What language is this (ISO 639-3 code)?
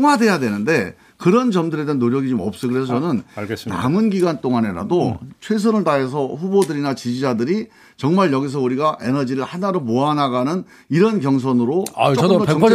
kor